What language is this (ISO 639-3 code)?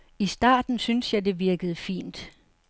dan